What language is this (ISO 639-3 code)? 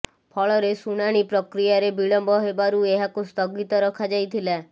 ori